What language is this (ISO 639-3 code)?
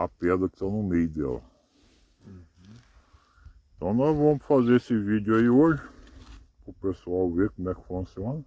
por